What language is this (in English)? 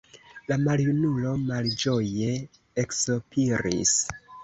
Esperanto